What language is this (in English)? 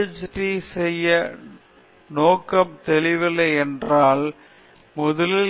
Tamil